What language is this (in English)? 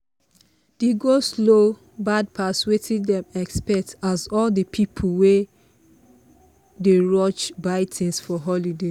Nigerian Pidgin